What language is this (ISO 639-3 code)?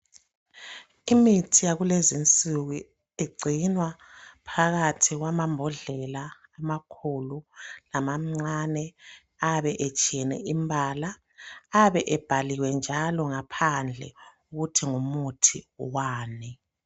nde